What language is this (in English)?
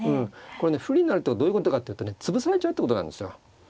Japanese